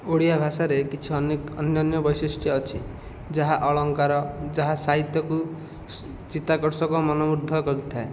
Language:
Odia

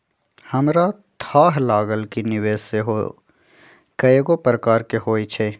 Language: Magahi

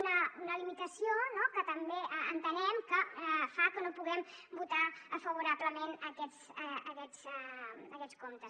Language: Catalan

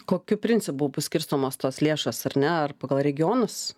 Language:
Lithuanian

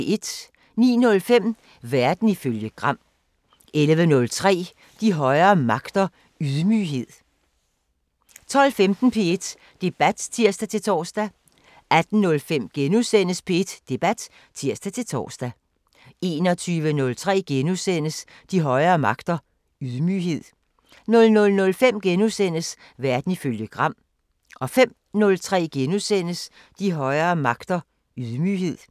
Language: Danish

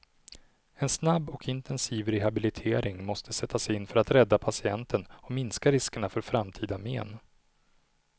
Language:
Swedish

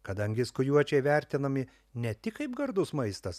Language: Lithuanian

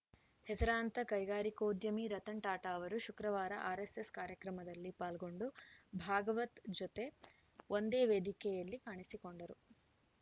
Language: Kannada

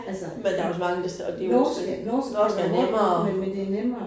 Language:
Danish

